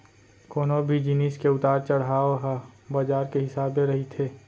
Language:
Chhattisgarhi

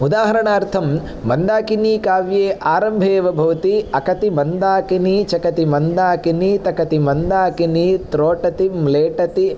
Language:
Sanskrit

